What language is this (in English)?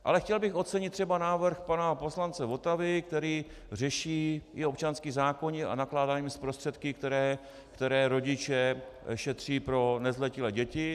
Czech